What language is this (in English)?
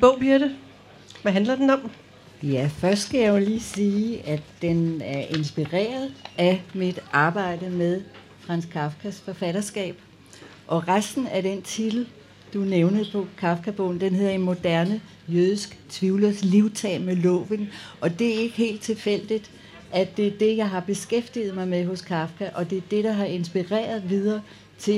Danish